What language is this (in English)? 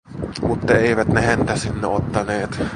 Finnish